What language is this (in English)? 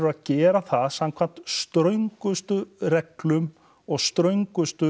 Icelandic